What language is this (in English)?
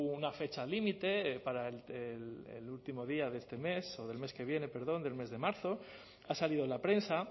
Spanish